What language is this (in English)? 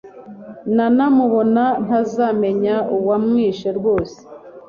Kinyarwanda